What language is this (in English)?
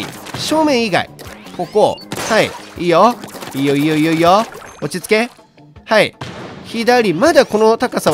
Japanese